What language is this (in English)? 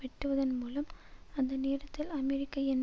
Tamil